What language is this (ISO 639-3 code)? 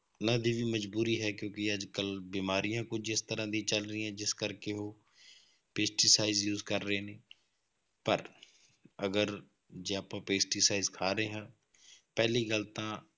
pan